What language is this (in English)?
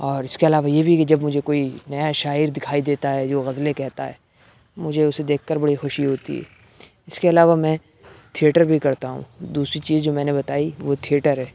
Urdu